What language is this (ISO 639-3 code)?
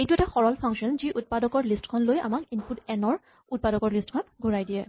asm